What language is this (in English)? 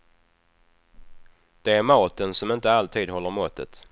Swedish